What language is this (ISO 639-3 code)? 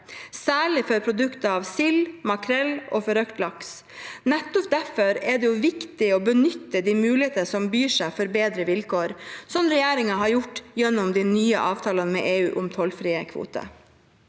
nor